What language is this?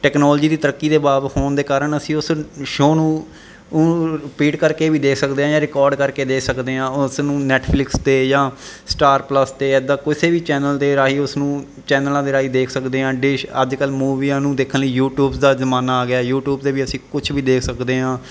Punjabi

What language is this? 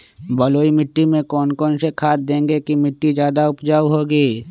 Magahi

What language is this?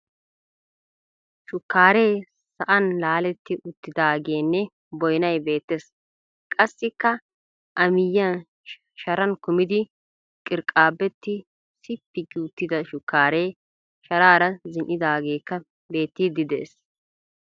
Wolaytta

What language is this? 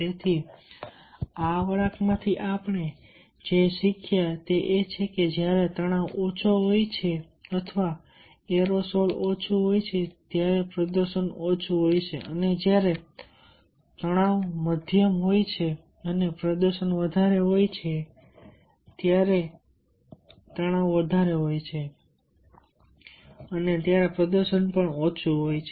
Gujarati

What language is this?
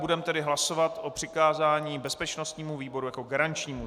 Czech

